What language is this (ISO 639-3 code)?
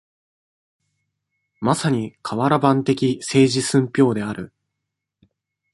jpn